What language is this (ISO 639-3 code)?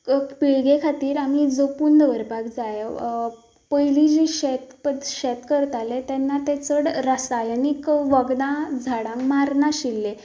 kok